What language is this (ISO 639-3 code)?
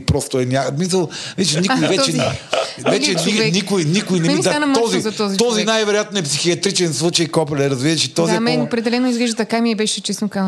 bul